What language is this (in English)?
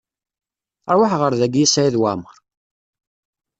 Kabyle